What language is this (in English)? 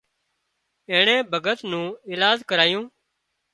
Wadiyara Koli